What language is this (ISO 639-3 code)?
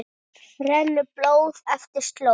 isl